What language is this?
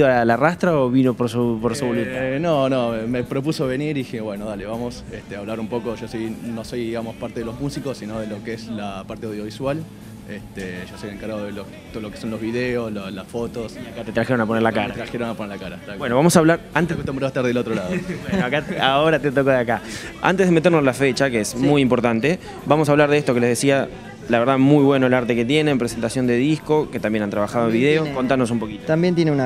Spanish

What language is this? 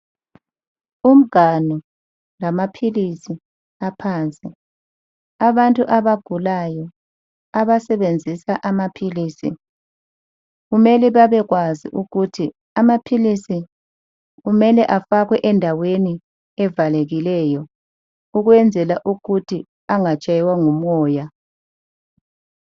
North Ndebele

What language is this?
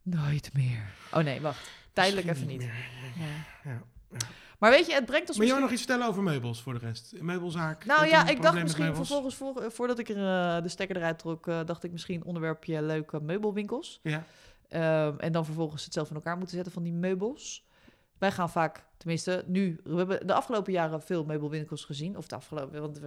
Dutch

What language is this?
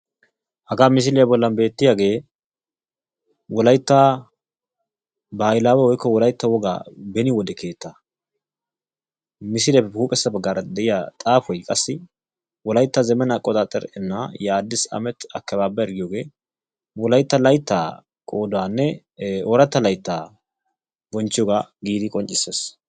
Wolaytta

